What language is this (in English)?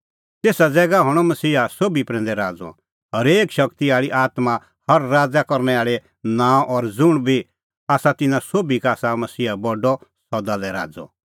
Kullu Pahari